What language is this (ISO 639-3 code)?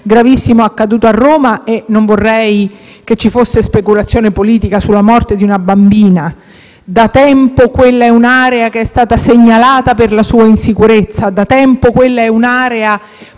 ita